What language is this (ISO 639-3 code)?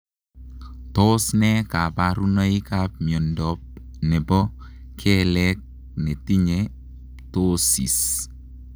kln